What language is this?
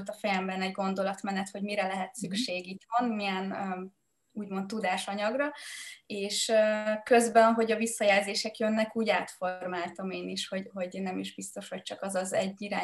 Hungarian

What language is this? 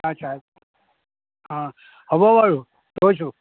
Assamese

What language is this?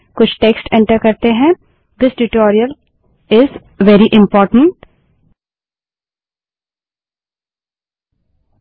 Hindi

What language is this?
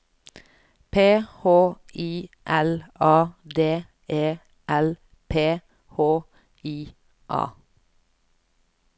Norwegian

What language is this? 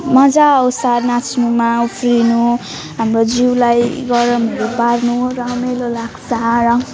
Nepali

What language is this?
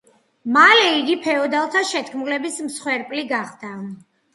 Georgian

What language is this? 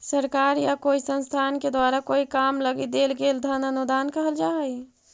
Magahi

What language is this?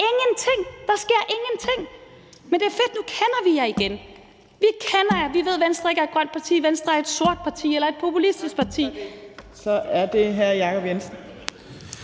Danish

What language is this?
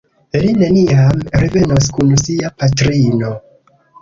Esperanto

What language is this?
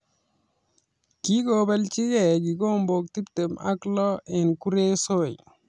Kalenjin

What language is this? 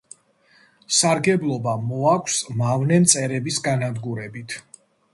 Georgian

